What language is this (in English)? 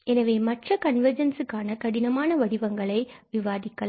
Tamil